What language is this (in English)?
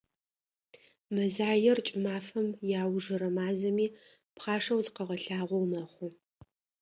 Adyghe